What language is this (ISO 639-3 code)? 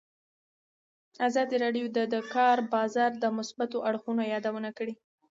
pus